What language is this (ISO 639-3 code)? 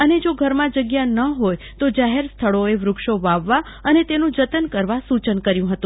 guj